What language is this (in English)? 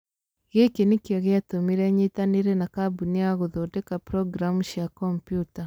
Kikuyu